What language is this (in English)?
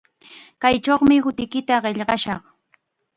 Chiquián Ancash Quechua